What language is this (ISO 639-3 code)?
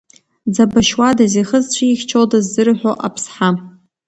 abk